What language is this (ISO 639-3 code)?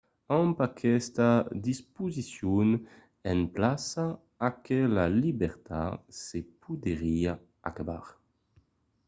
oci